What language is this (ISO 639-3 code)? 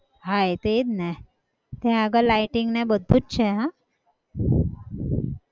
guj